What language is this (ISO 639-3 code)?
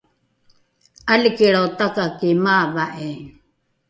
dru